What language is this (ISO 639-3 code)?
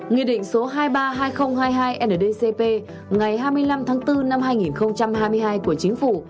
vie